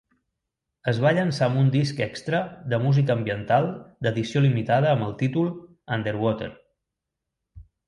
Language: Catalan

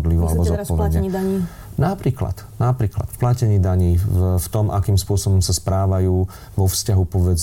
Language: Slovak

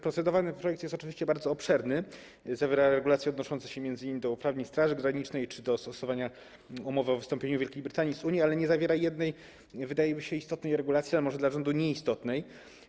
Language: Polish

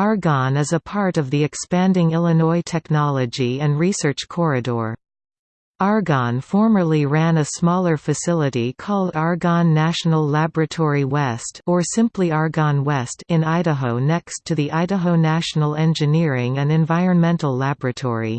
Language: English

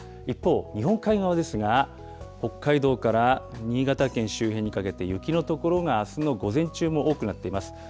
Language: Japanese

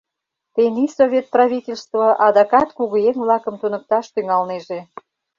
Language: Mari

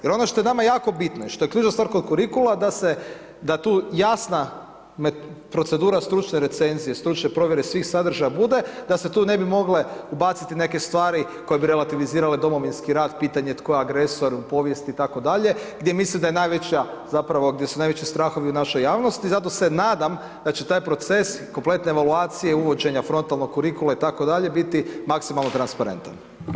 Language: Croatian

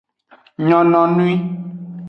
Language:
Aja (Benin)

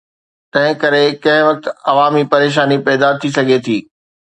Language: Sindhi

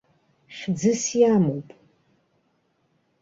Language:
Abkhazian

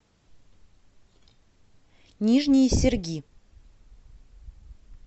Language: Russian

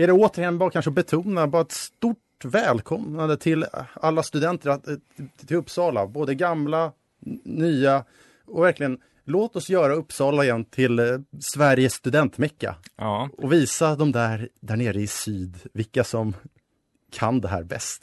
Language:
Swedish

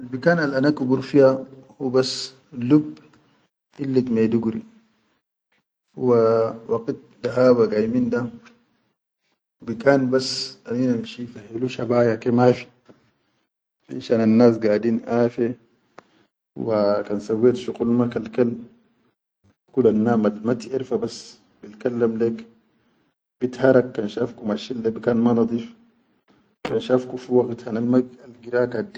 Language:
Chadian Arabic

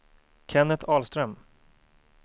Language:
Swedish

